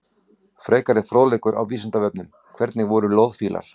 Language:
Icelandic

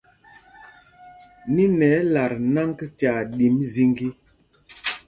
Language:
Mpumpong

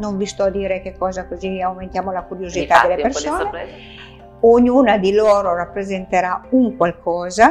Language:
Italian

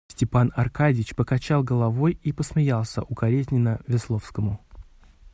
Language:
Russian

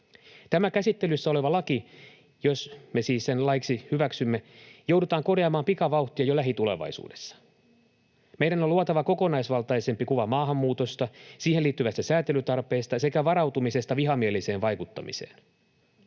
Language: Finnish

